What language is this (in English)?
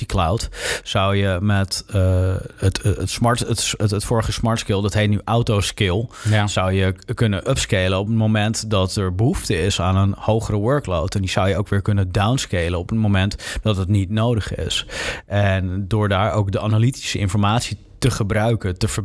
Dutch